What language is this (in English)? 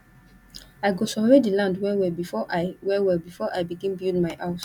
Nigerian Pidgin